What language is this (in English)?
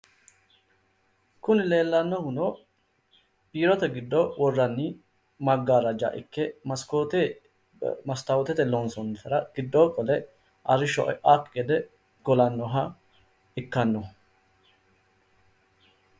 Sidamo